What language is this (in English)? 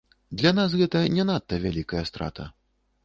Belarusian